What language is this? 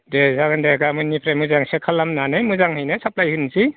Bodo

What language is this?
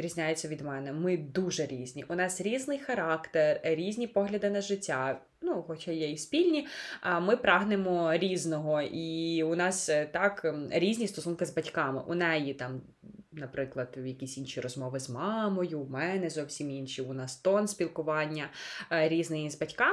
Ukrainian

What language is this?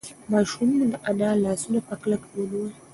Pashto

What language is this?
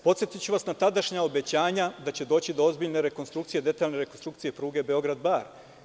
Serbian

